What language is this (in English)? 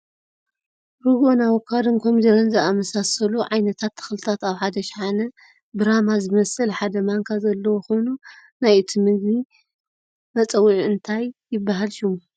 Tigrinya